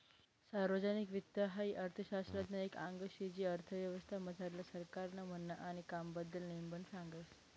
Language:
Marathi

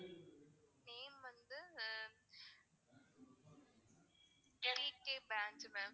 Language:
Tamil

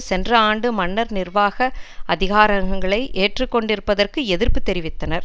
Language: Tamil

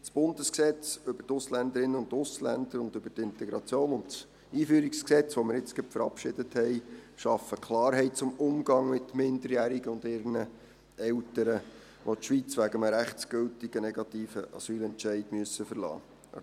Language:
Swiss German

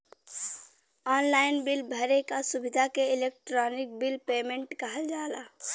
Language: Bhojpuri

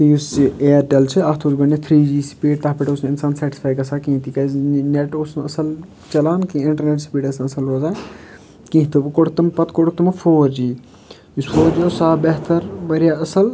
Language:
Kashmiri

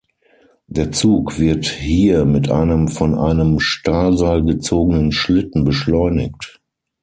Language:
German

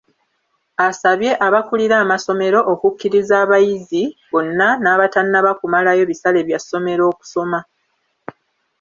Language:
Ganda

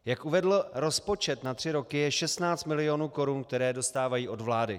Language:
Czech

